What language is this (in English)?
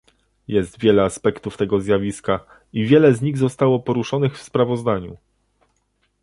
Polish